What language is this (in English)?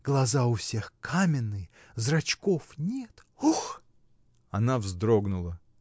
Russian